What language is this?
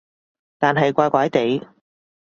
Cantonese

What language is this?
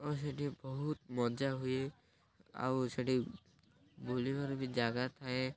Odia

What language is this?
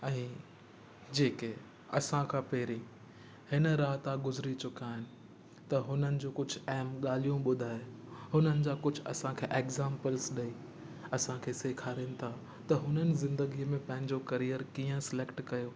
Sindhi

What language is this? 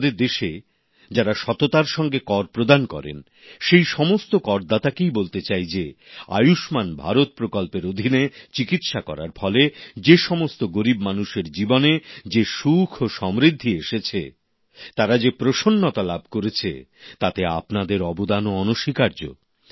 Bangla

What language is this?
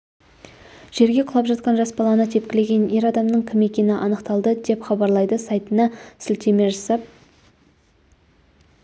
Kazakh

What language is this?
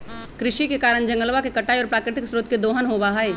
Magahi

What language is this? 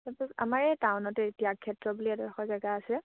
Assamese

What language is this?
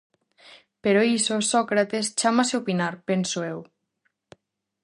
Galician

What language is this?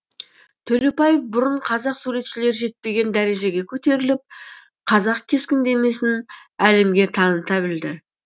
Kazakh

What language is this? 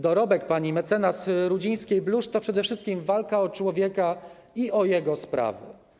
Polish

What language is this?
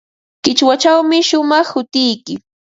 Ambo-Pasco Quechua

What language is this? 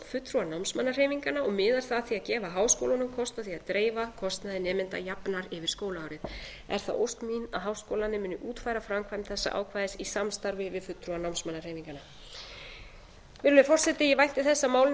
Icelandic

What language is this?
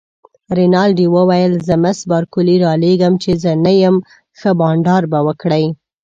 Pashto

